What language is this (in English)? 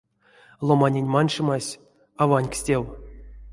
Erzya